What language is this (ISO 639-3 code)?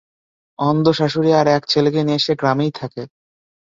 ben